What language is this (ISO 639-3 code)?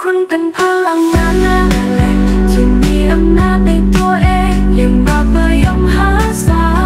tha